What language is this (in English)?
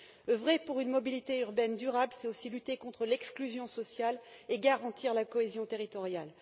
French